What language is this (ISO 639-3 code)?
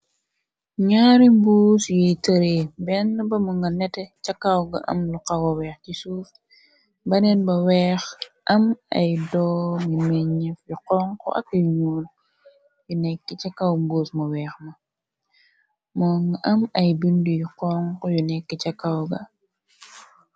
wol